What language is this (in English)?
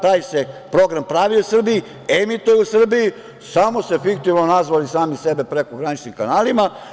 Serbian